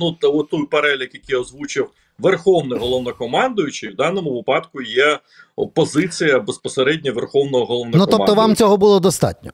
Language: Ukrainian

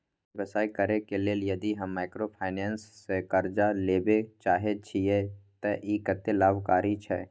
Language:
Maithili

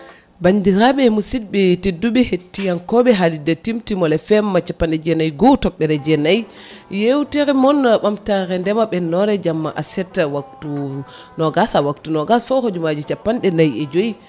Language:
Fula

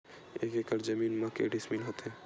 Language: Chhattisgarhi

